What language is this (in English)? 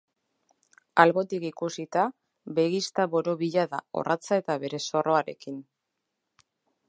Basque